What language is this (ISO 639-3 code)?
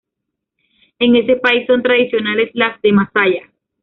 spa